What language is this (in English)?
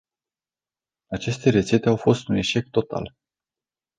Romanian